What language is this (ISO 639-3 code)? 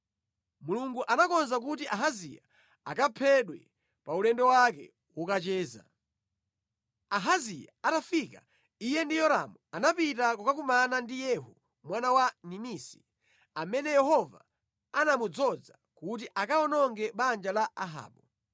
nya